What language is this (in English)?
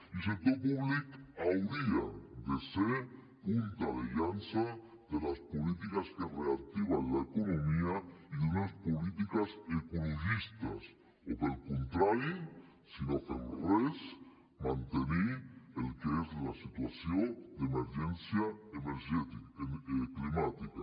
Catalan